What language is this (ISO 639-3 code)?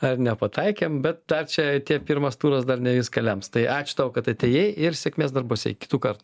lit